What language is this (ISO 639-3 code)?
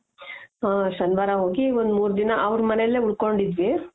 kan